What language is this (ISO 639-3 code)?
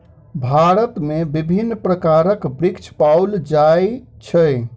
mai